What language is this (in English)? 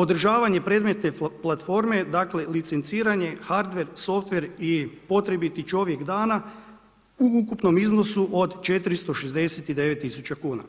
Croatian